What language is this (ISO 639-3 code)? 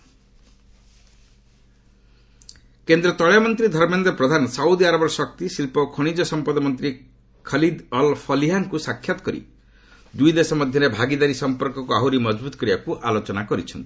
ori